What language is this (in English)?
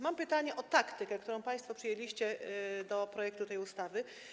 Polish